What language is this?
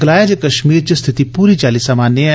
Dogri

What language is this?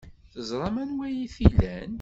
Kabyle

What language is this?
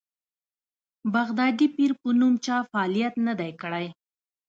Pashto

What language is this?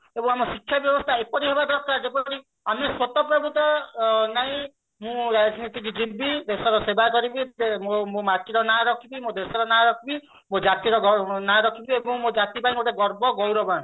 Odia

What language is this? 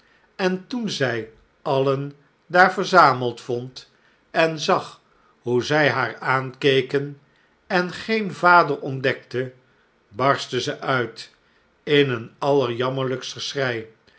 Dutch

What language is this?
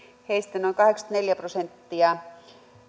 Finnish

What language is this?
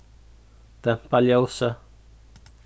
Faroese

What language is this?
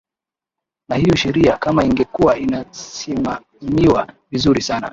Swahili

